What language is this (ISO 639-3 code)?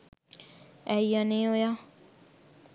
sin